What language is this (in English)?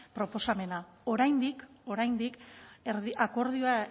Basque